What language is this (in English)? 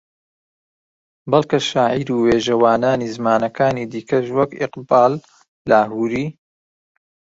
Central Kurdish